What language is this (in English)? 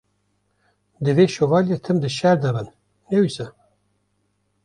Kurdish